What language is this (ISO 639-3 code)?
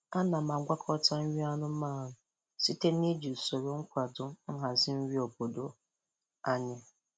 ibo